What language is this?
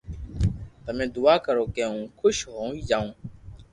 Loarki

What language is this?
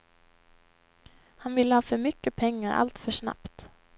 Swedish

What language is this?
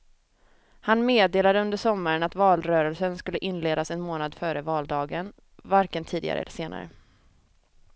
Swedish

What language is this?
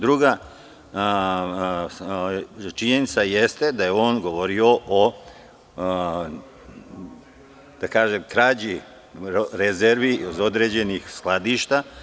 Serbian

